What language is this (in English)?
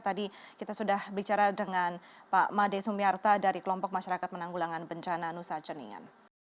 Indonesian